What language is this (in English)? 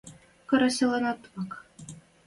Western Mari